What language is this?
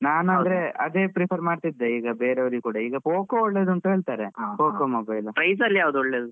Kannada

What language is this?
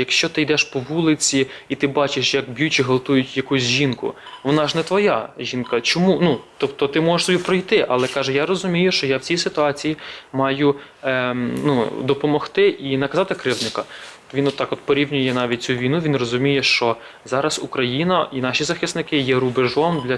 Ukrainian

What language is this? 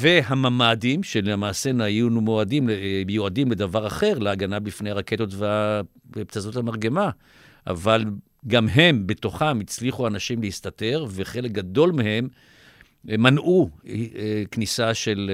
Hebrew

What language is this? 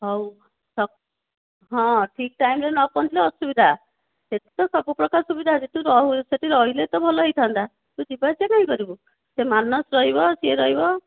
Odia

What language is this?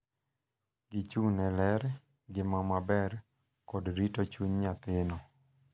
Luo (Kenya and Tanzania)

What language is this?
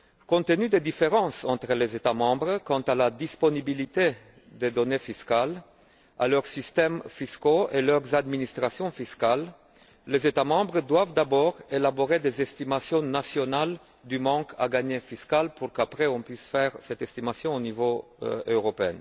French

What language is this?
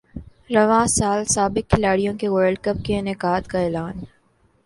Urdu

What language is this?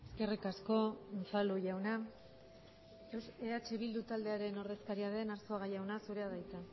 Basque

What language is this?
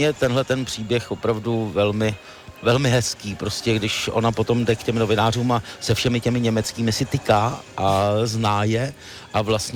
Czech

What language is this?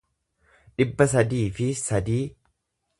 Oromo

